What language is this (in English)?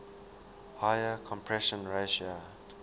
English